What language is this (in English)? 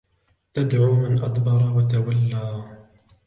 Arabic